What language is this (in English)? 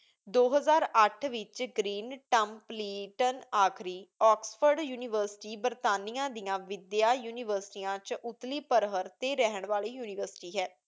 Punjabi